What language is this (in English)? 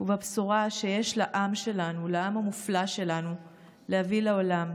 Hebrew